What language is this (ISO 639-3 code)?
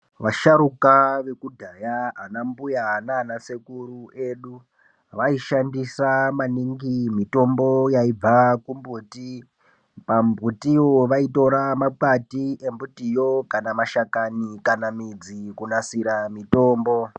ndc